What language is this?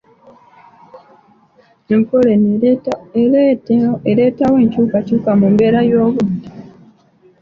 Ganda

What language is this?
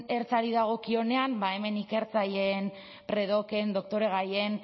Basque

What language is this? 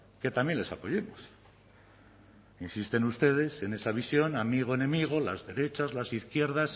Spanish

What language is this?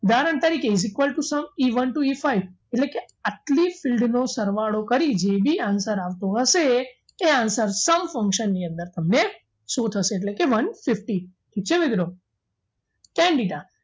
Gujarati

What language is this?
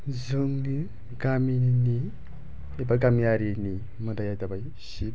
Bodo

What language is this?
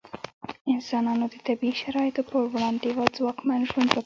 Pashto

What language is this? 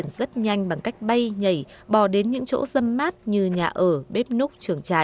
Vietnamese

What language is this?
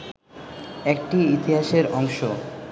Bangla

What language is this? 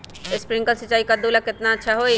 Magahi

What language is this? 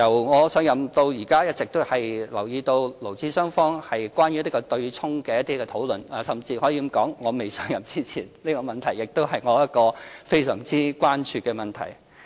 Cantonese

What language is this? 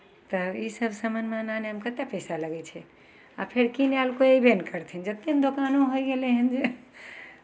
Maithili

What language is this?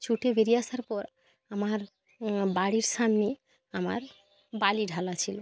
Bangla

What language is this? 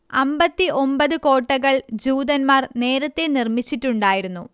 Malayalam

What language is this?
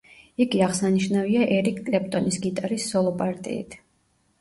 Georgian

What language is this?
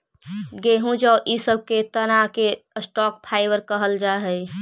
Magahi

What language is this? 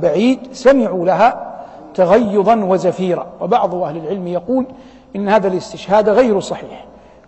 Arabic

